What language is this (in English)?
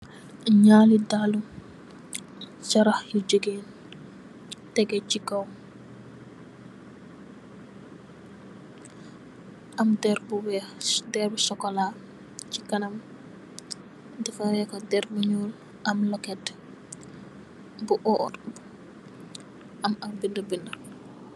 Wolof